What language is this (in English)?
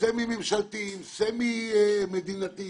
Hebrew